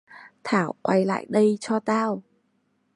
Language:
Vietnamese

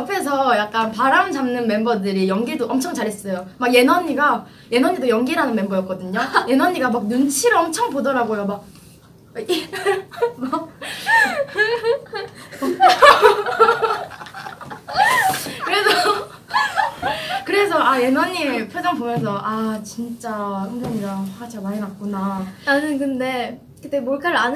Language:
Korean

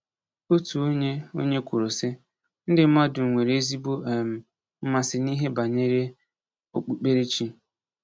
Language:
Igbo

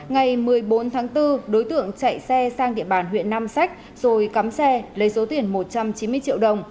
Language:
Vietnamese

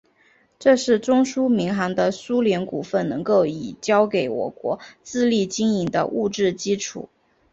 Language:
Chinese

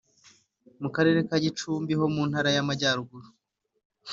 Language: Kinyarwanda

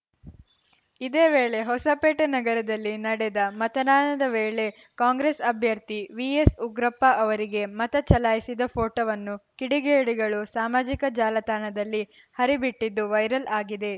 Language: Kannada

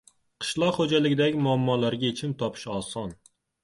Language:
Uzbek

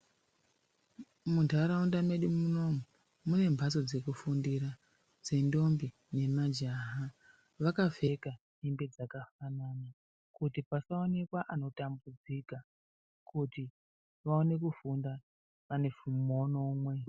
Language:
Ndau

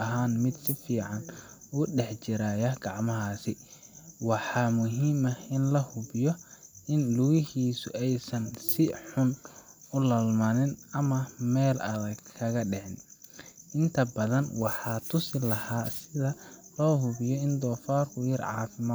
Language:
Somali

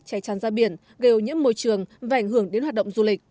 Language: Vietnamese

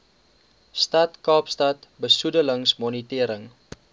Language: Afrikaans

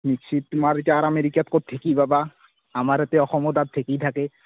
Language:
Assamese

